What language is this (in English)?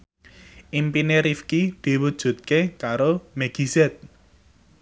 Javanese